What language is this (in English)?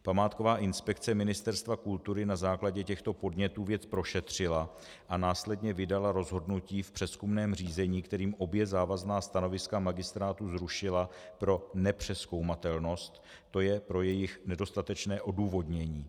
Czech